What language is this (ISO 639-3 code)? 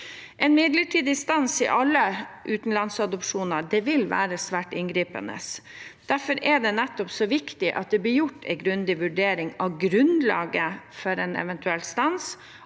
nor